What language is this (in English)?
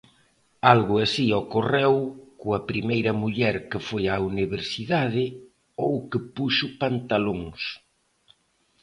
Galician